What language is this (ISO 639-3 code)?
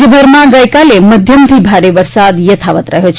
guj